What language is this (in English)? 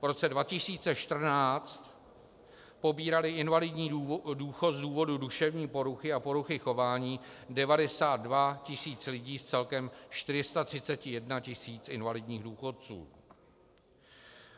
Czech